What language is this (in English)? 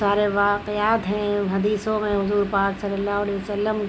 Urdu